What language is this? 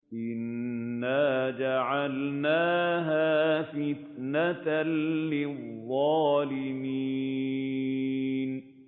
Arabic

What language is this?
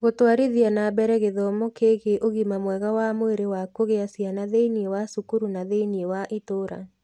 Kikuyu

